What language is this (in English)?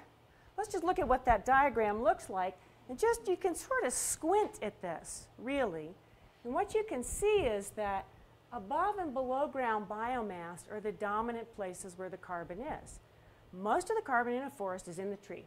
English